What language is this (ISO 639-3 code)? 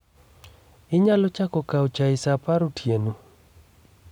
luo